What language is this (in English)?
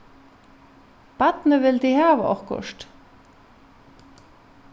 Faroese